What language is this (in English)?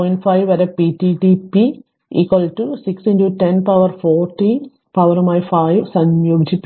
Malayalam